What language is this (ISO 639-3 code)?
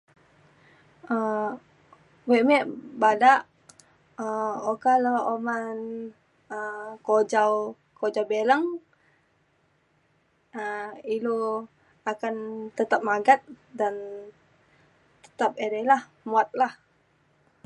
xkl